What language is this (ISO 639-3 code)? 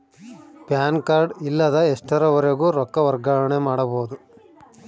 kan